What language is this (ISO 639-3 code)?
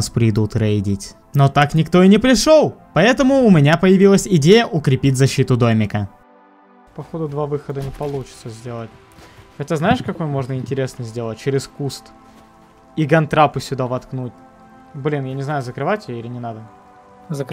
rus